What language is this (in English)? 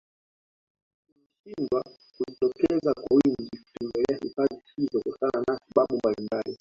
Swahili